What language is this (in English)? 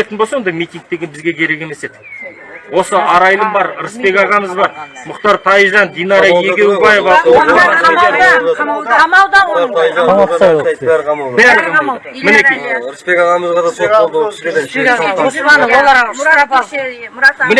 Turkish